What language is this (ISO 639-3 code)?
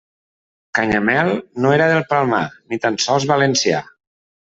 cat